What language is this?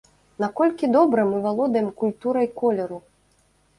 Belarusian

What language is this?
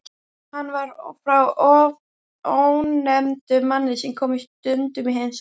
Icelandic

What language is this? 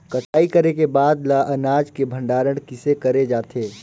Chhattisgarhi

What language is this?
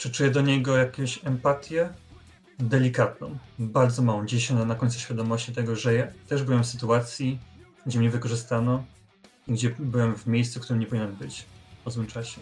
Polish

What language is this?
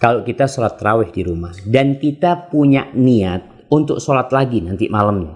Indonesian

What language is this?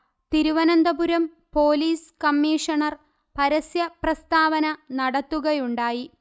Malayalam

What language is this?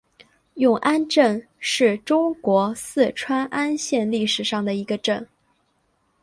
Chinese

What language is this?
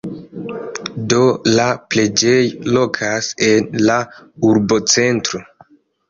Esperanto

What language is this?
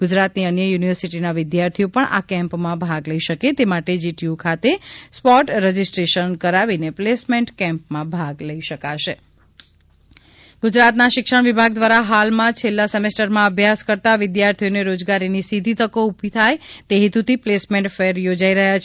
Gujarati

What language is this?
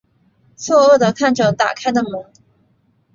Chinese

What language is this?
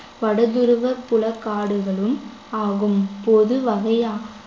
Tamil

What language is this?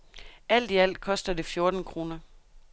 Danish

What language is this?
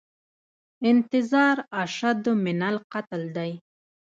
Pashto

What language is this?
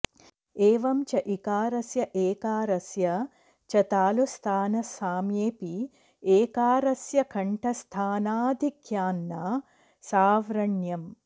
Sanskrit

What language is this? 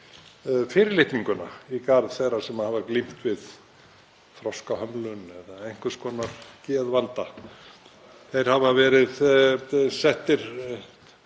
Icelandic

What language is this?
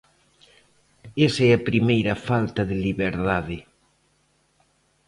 Galician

